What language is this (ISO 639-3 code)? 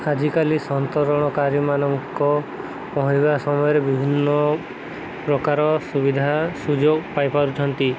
ori